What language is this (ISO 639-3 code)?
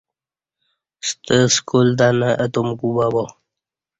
bsh